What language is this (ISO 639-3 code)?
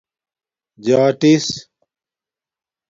dmk